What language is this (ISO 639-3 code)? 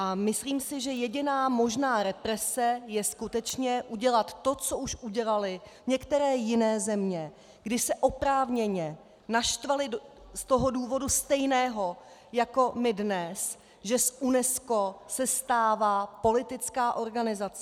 ces